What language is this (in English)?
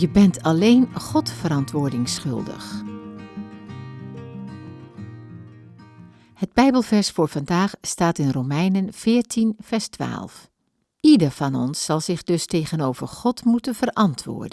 Dutch